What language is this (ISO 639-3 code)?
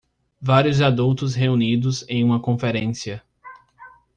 por